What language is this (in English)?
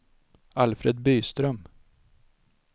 Swedish